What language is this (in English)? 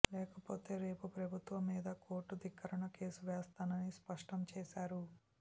Telugu